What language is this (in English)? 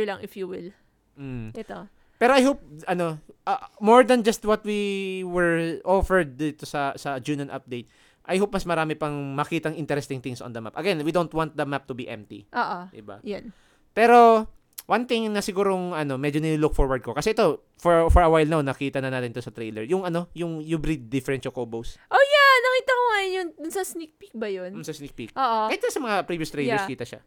Filipino